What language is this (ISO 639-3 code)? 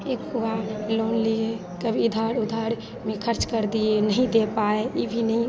hin